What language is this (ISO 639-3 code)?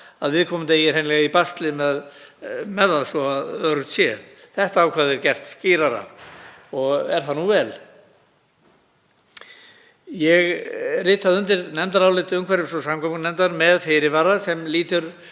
isl